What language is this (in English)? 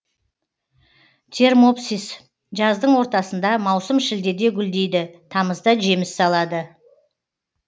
Kazakh